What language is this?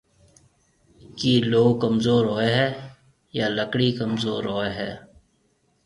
Marwari (Pakistan)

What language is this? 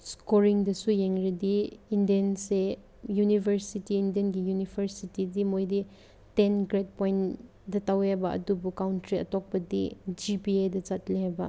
Manipuri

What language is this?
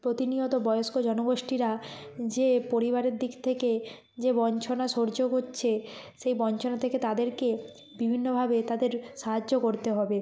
Bangla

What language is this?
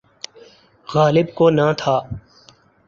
Urdu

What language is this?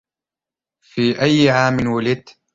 Arabic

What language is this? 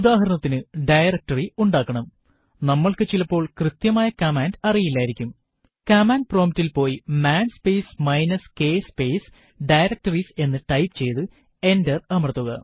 Malayalam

